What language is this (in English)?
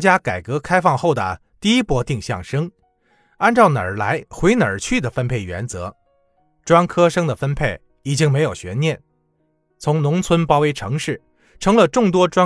Chinese